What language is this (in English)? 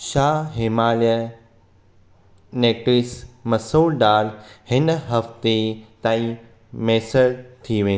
Sindhi